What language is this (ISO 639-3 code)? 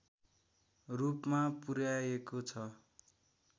nep